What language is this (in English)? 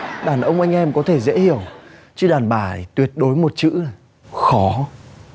Vietnamese